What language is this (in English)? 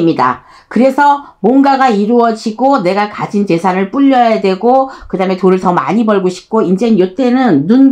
Korean